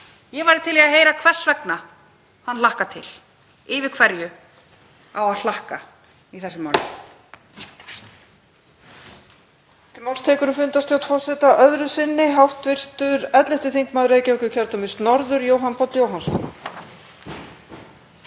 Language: Icelandic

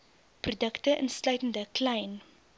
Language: Afrikaans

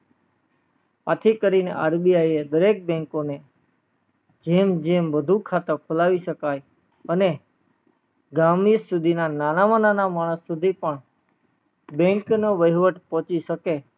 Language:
Gujarati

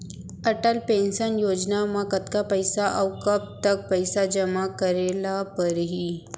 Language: Chhattisgarhi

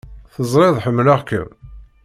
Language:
Kabyle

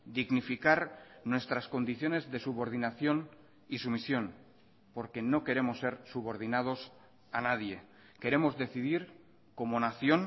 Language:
Spanish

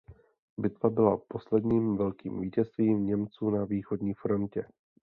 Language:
Czech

